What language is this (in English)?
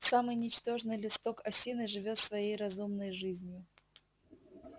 Russian